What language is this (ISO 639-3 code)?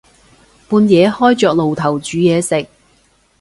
yue